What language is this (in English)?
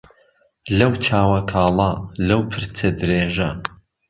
Central Kurdish